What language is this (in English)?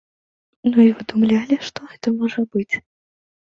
Belarusian